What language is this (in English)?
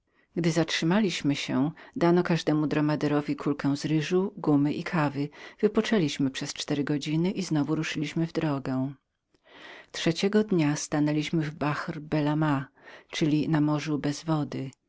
Polish